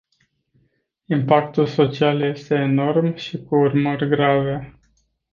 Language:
Romanian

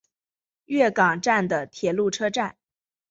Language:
Chinese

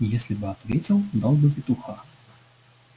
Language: Russian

